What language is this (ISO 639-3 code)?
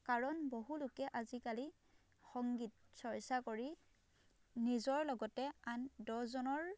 asm